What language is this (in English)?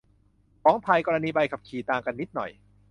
Thai